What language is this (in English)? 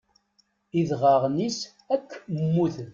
Kabyle